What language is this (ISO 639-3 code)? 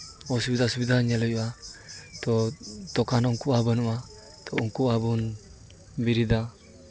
sat